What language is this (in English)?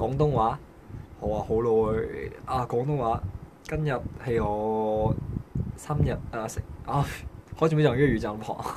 Korean